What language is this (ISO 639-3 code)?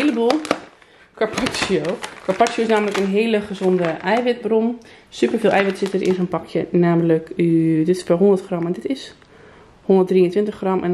nld